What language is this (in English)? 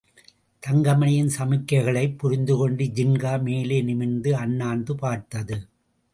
Tamil